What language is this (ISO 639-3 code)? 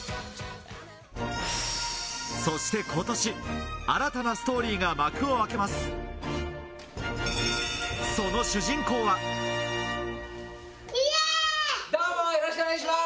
jpn